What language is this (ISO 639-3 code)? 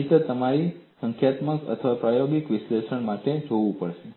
guj